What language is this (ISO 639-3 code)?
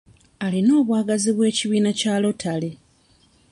lug